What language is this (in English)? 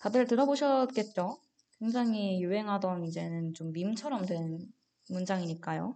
Korean